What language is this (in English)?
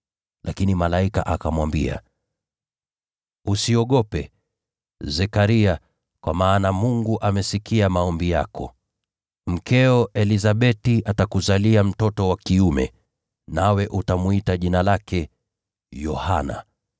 Swahili